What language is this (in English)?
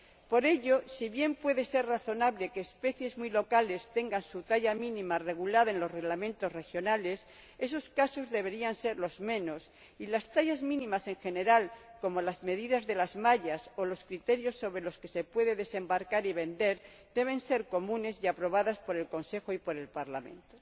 Spanish